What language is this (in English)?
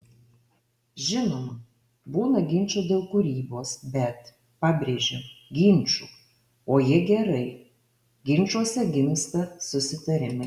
Lithuanian